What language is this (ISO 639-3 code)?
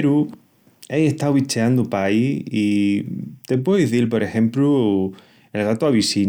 ext